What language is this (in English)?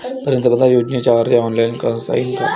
Marathi